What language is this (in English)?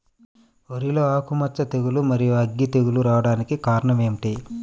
Telugu